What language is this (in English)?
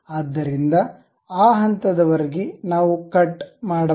Kannada